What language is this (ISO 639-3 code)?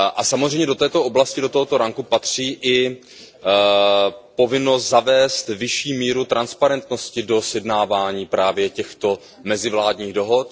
ces